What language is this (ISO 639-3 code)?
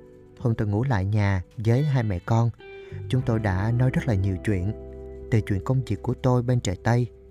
vie